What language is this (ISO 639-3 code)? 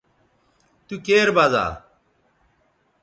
btv